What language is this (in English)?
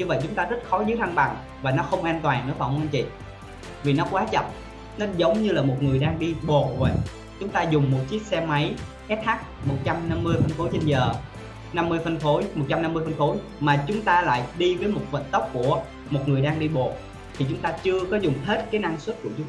Vietnamese